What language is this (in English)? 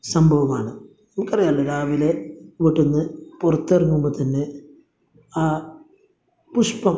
Malayalam